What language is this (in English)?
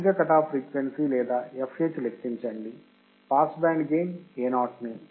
Telugu